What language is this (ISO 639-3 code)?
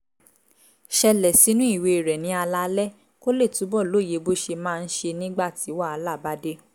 yor